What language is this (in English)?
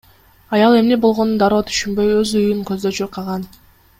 Kyrgyz